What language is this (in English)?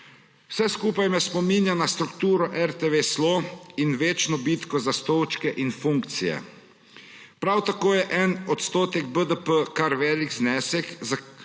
Slovenian